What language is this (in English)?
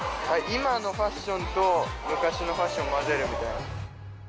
Japanese